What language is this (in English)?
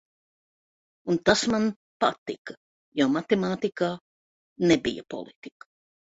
Latvian